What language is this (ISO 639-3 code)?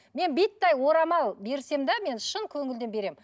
kaz